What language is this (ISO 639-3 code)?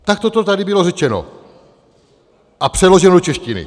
ces